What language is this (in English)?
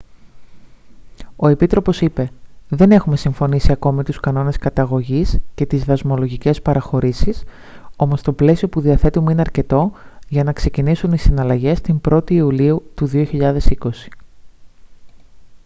Greek